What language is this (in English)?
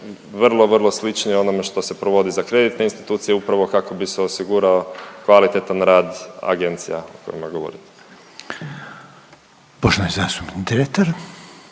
Croatian